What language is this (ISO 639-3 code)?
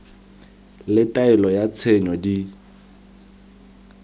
tsn